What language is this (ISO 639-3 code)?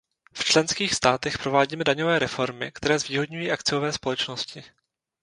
ces